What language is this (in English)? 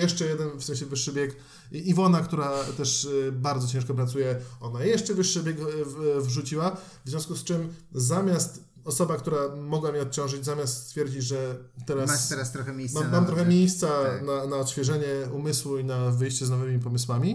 Polish